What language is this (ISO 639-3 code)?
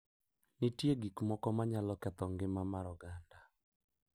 luo